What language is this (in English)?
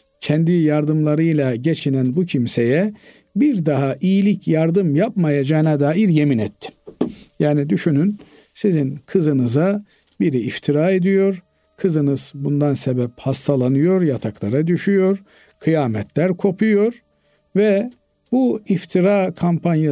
Turkish